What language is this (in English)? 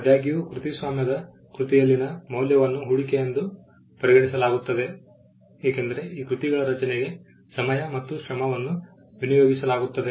Kannada